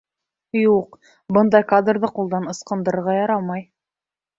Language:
Bashkir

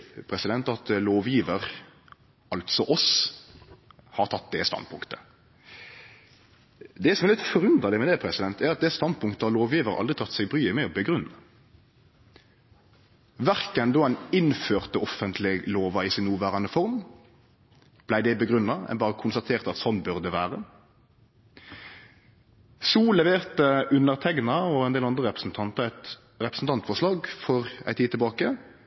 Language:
Norwegian Nynorsk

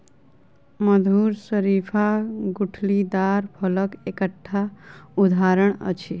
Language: Maithili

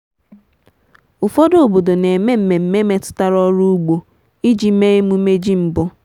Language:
Igbo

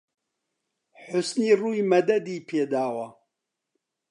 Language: Central Kurdish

